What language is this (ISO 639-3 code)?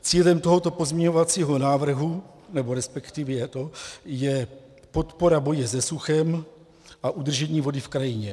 ces